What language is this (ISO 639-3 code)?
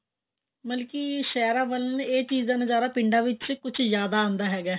pan